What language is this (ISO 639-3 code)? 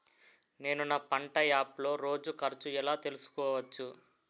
tel